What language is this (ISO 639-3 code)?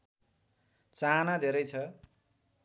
nep